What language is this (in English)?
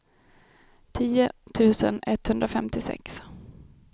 Swedish